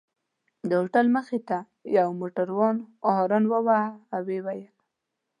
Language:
Pashto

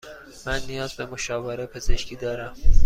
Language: Persian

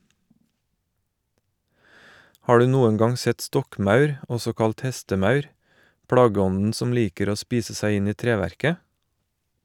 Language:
Norwegian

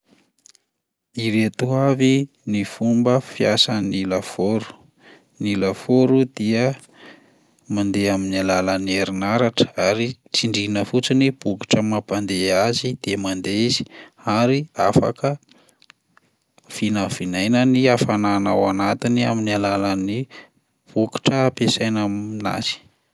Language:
Malagasy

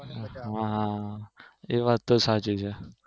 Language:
Gujarati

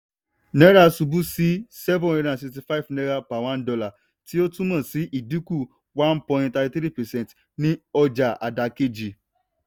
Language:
Yoruba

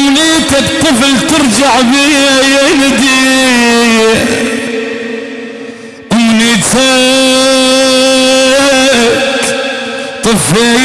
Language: Arabic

